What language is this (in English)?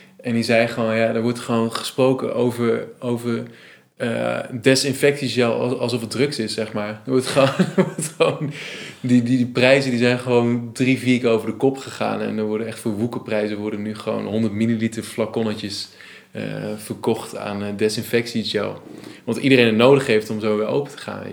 Dutch